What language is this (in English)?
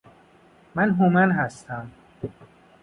Persian